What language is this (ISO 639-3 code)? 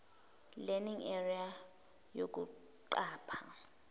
zul